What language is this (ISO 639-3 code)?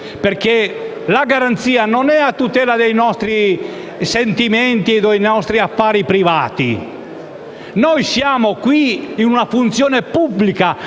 ita